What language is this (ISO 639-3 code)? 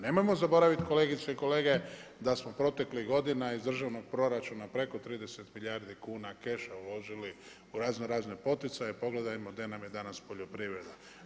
hrv